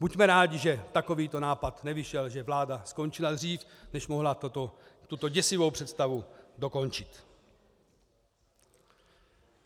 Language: Czech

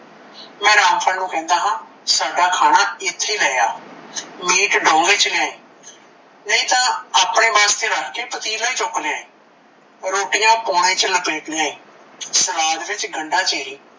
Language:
Punjabi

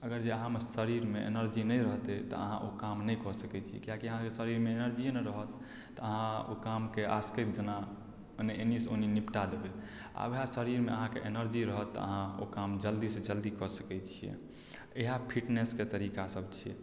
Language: Maithili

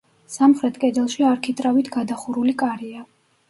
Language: Georgian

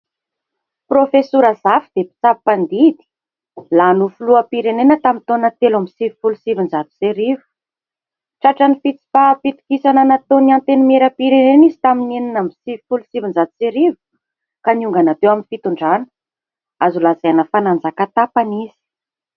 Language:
Malagasy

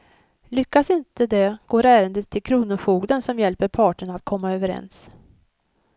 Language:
Swedish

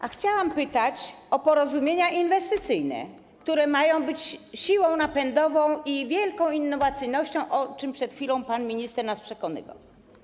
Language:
Polish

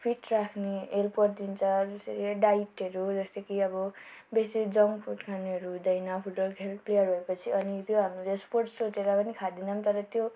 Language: Nepali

